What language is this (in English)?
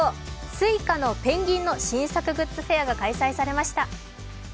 Japanese